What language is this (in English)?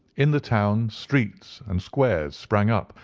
English